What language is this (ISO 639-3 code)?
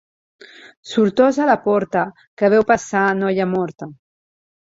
cat